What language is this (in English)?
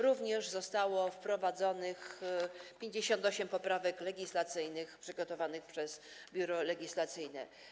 Polish